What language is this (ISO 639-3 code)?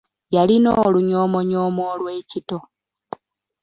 lug